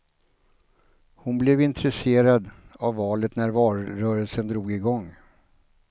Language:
Swedish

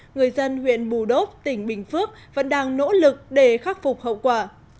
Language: Vietnamese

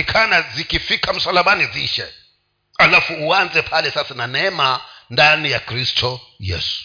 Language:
Swahili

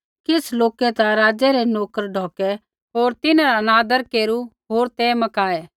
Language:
Kullu Pahari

